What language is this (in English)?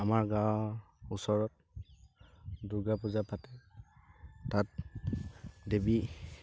Assamese